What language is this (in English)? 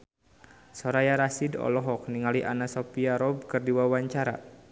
Sundanese